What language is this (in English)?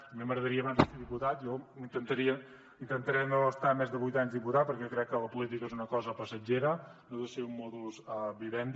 Catalan